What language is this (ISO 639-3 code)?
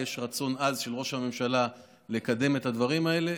heb